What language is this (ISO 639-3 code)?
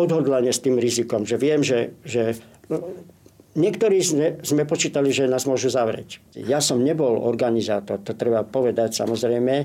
slk